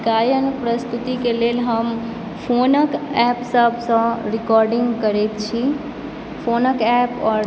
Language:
Maithili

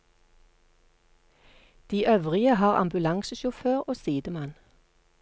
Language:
Norwegian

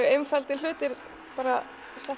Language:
Icelandic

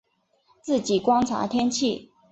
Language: Chinese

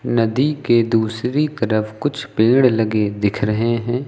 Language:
Hindi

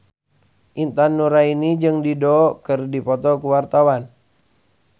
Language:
Sundanese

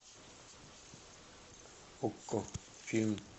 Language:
Russian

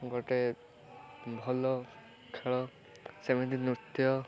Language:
Odia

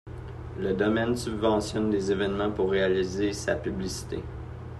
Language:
French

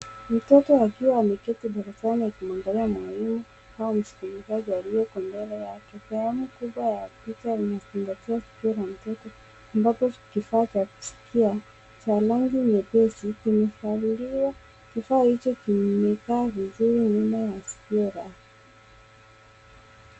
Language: Swahili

